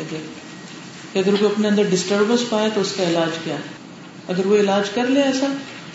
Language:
Urdu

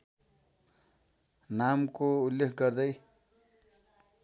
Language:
Nepali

